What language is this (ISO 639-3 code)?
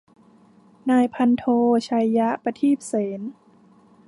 tha